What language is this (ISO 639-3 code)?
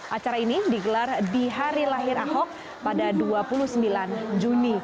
ind